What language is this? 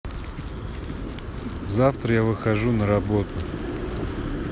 Russian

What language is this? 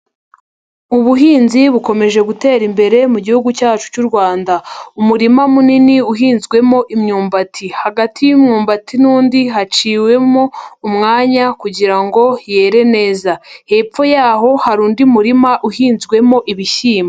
Kinyarwanda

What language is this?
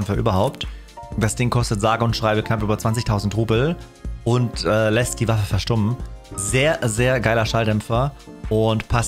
German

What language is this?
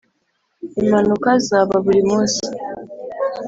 Kinyarwanda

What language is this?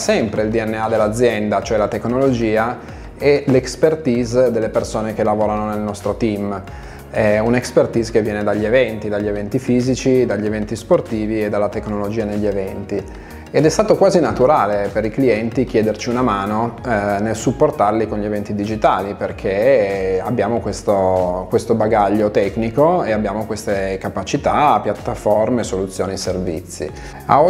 Italian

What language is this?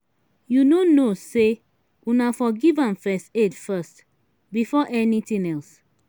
Nigerian Pidgin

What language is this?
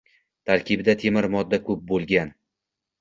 Uzbek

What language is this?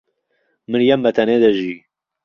Central Kurdish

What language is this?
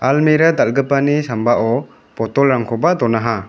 Garo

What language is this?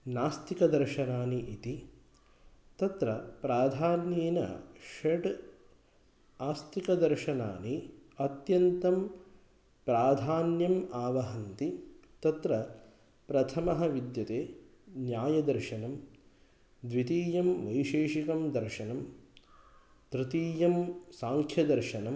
Sanskrit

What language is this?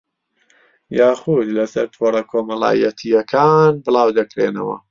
Central Kurdish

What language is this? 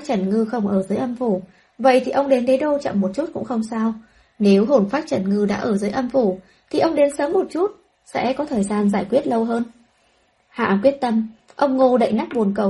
Vietnamese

